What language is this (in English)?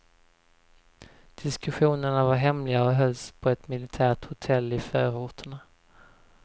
Swedish